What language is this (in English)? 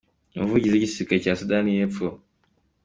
Kinyarwanda